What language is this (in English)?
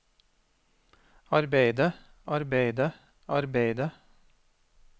Norwegian